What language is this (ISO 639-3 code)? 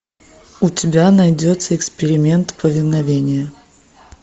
rus